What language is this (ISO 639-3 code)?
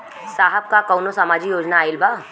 bho